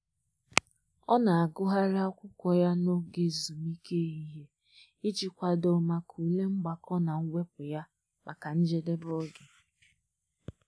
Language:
Igbo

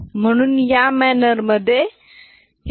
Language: Marathi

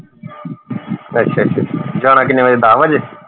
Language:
Punjabi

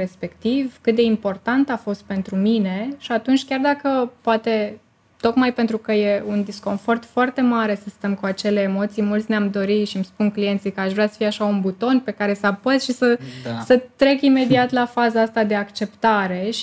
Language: Romanian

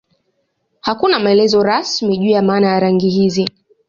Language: Swahili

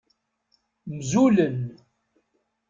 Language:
Kabyle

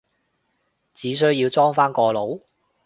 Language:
Cantonese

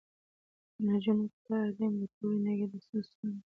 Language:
Pashto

